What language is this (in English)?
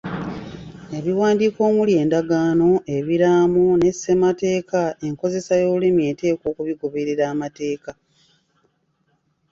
Ganda